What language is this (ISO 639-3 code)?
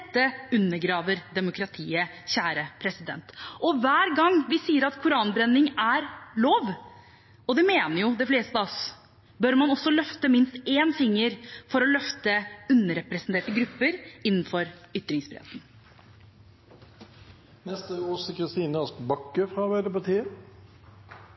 nob